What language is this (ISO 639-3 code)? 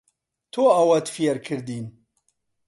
ckb